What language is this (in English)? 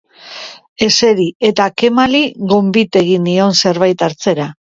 Basque